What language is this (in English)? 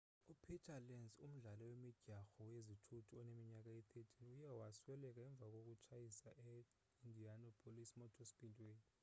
Xhosa